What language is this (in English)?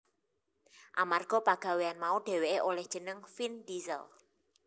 Javanese